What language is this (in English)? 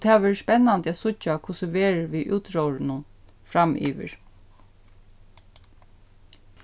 Faroese